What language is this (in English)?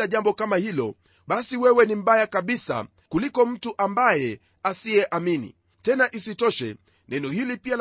Swahili